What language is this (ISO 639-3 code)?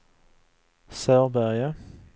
swe